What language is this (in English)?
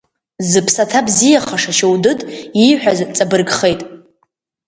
Abkhazian